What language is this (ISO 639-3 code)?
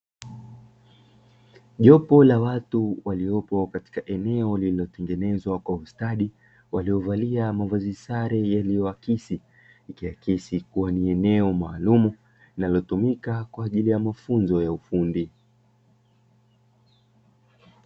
swa